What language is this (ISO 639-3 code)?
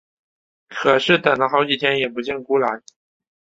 zho